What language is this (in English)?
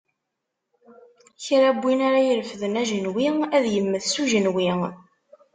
Kabyle